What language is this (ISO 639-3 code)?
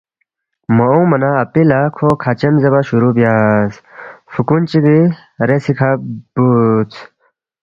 bft